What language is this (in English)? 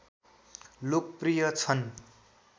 Nepali